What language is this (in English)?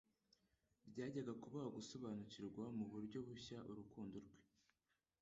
Kinyarwanda